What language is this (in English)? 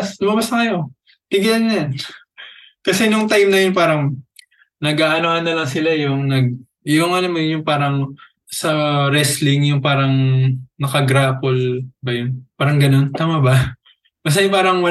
Filipino